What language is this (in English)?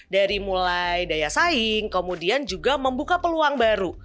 Indonesian